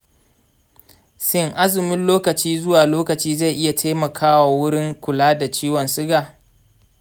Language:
Hausa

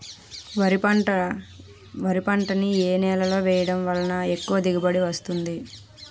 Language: Telugu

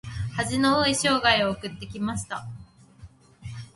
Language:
Japanese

